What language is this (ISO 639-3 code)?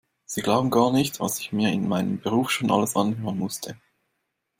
deu